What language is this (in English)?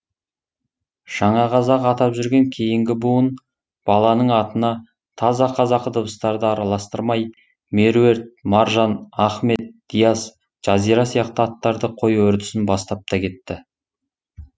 Kazakh